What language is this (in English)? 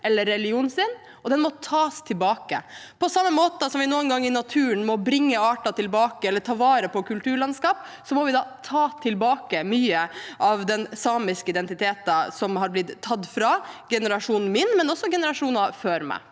Norwegian